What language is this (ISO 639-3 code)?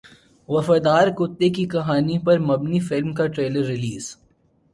urd